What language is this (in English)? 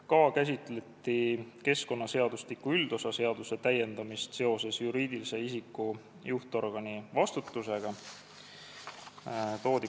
Estonian